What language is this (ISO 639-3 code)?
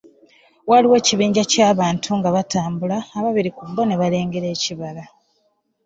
lug